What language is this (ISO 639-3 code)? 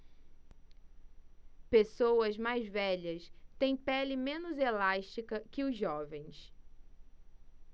por